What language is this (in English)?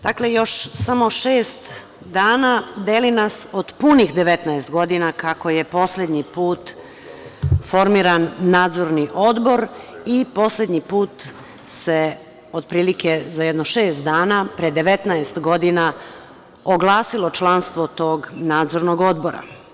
Serbian